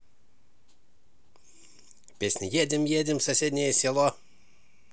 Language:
Russian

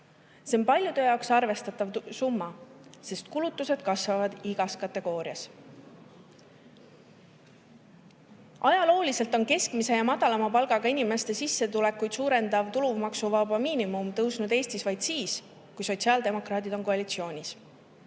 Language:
Estonian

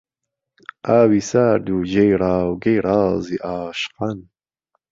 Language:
Central Kurdish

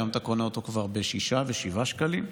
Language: Hebrew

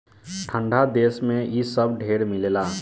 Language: Bhojpuri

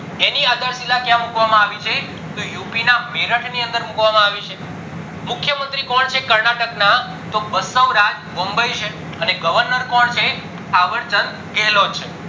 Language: Gujarati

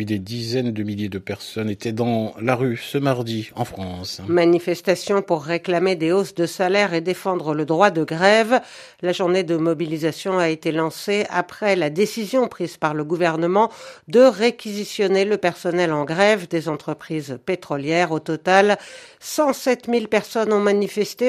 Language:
French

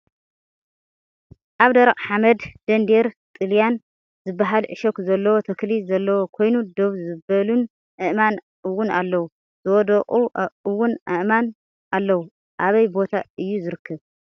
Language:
Tigrinya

